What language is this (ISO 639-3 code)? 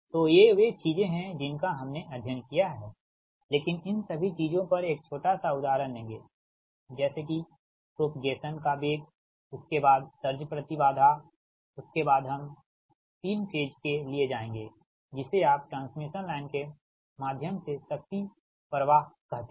hin